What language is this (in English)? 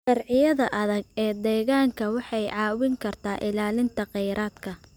Somali